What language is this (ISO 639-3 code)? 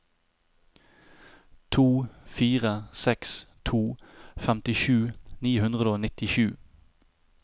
nor